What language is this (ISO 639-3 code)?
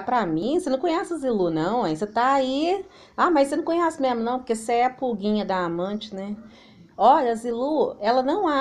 por